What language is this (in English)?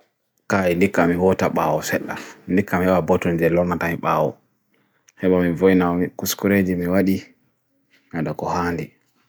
Bagirmi Fulfulde